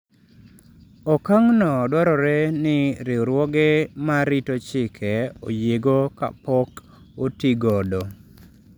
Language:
Luo (Kenya and Tanzania)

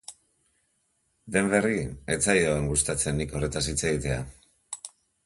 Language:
Basque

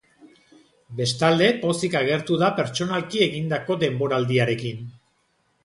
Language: Basque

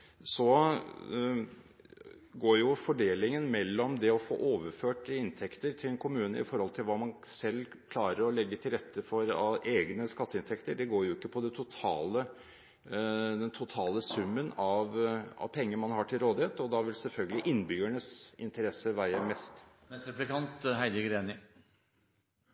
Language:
Norwegian Bokmål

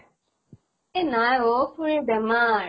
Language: Assamese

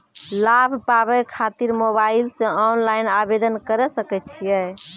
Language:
Maithili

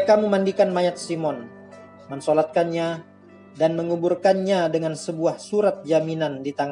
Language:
Indonesian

